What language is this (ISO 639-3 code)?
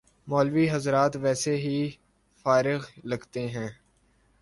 urd